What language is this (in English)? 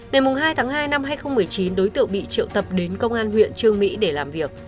Vietnamese